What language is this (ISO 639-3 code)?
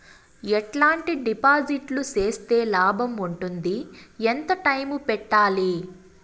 tel